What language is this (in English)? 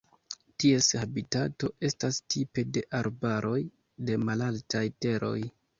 Esperanto